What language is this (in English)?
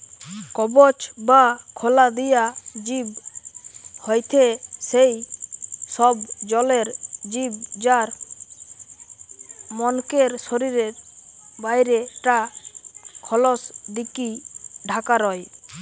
Bangla